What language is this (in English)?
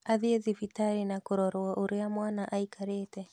Kikuyu